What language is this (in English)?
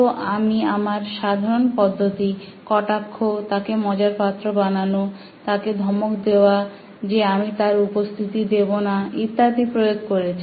Bangla